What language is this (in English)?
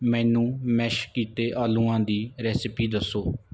Punjabi